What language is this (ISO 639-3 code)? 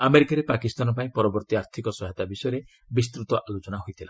ori